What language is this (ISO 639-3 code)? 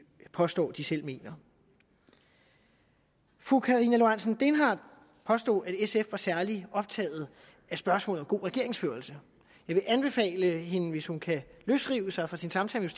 dan